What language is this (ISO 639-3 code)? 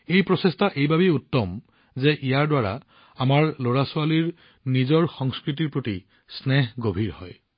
asm